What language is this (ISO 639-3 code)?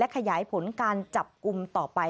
tha